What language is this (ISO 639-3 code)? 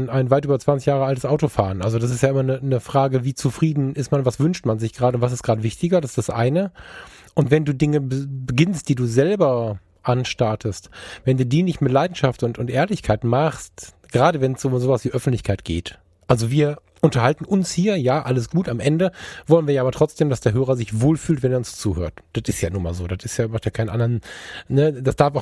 deu